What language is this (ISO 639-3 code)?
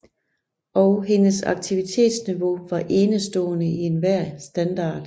dan